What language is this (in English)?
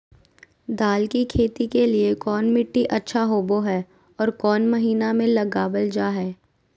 Magahi